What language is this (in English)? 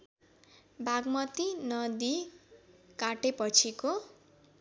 Nepali